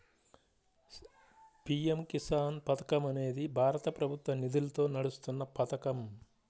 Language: Telugu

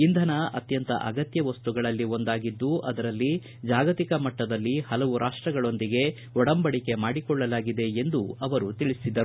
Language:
Kannada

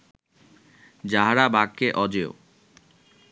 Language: Bangla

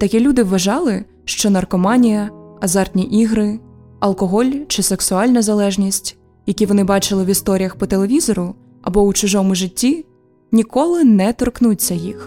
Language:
Ukrainian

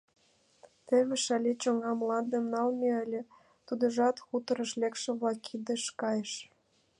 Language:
Mari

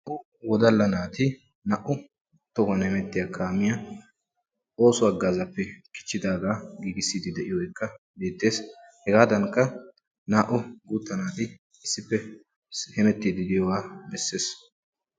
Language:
Wolaytta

